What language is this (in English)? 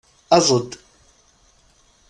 Kabyle